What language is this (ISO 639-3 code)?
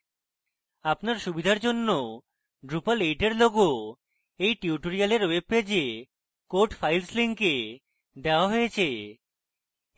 ben